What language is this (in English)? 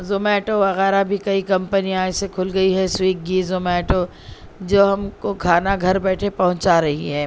Urdu